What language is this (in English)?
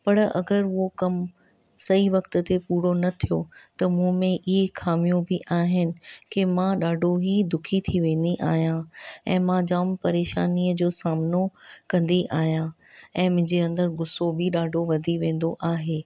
Sindhi